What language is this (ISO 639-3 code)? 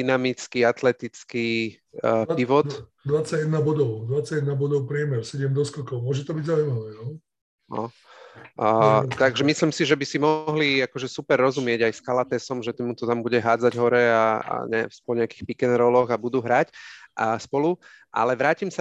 slk